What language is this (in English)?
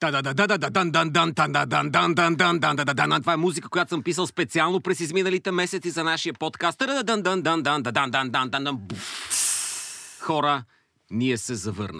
Bulgarian